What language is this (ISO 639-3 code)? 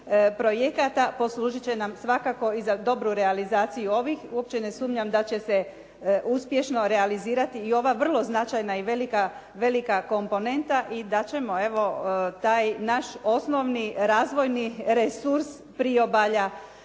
hrv